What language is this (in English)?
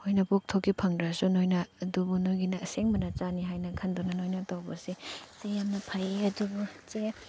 Manipuri